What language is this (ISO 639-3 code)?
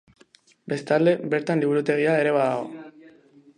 eus